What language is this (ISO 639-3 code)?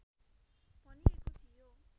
nep